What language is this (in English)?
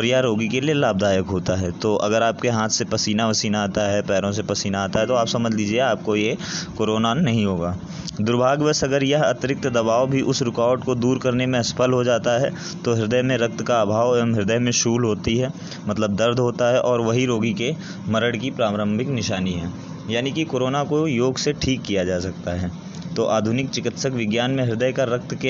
Hindi